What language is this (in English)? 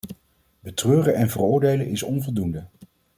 Dutch